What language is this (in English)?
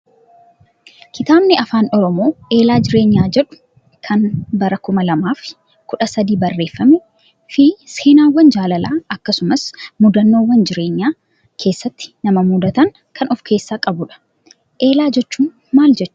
Oromo